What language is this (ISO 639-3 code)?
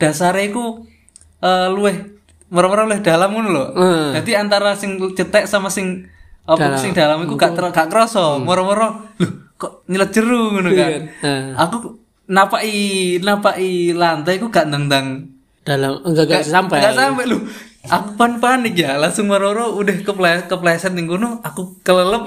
ind